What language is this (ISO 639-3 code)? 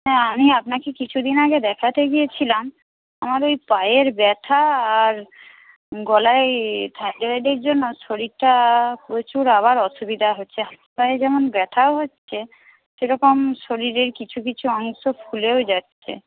ben